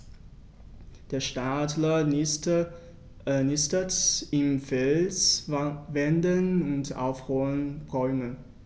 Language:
German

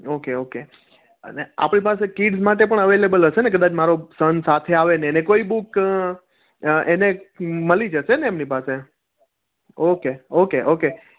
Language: Gujarati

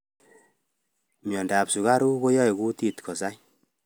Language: Kalenjin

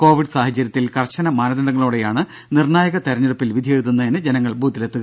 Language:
Malayalam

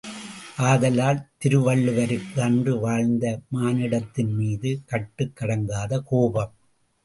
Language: Tamil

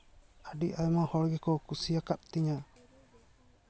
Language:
Santali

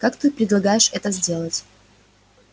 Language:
Russian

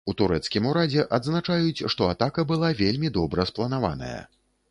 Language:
Belarusian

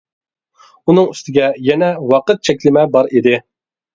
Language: Uyghur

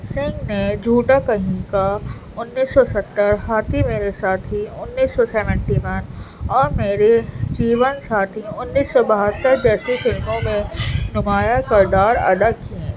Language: Urdu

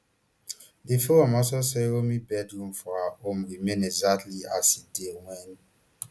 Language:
Nigerian Pidgin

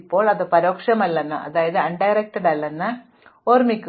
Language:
Malayalam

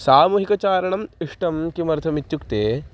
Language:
Sanskrit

